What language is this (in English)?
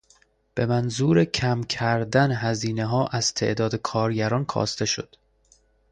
Persian